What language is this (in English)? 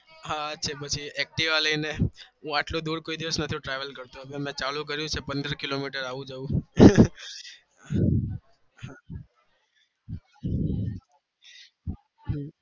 Gujarati